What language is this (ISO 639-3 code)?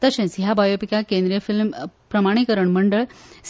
kok